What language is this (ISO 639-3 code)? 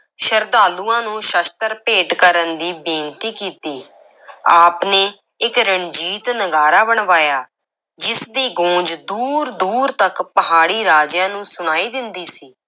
pan